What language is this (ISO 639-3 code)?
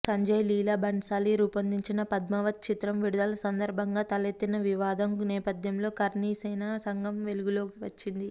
tel